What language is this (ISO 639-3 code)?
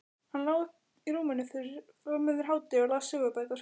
isl